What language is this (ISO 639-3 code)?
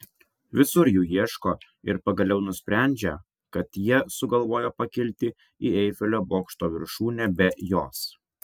lit